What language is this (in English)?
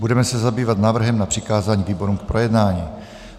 Czech